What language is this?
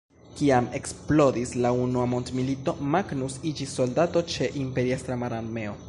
Esperanto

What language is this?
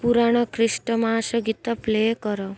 Odia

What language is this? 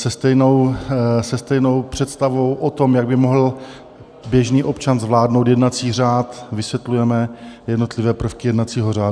Czech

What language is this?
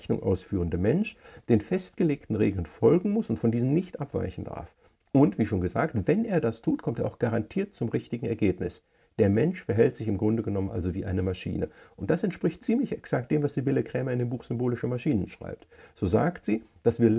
German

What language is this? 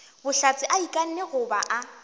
Northern Sotho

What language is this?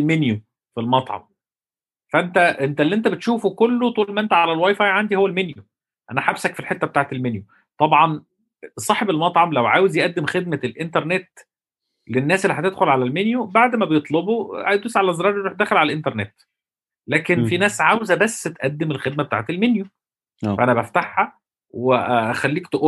Arabic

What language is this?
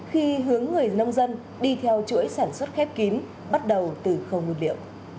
Vietnamese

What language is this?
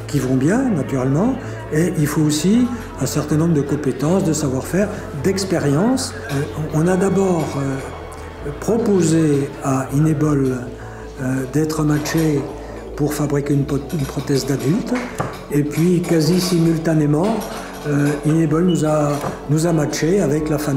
French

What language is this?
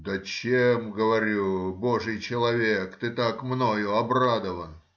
Russian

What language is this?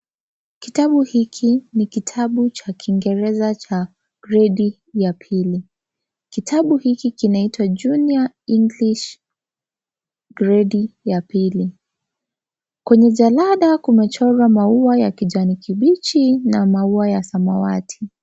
Swahili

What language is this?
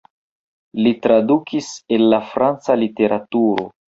Esperanto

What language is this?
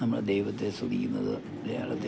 Malayalam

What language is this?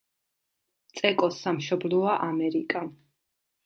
Georgian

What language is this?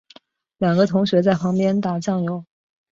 Chinese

